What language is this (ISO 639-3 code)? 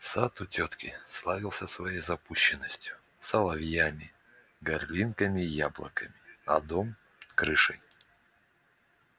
rus